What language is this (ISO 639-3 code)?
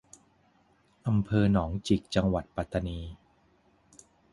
tha